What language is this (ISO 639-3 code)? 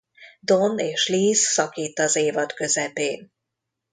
hun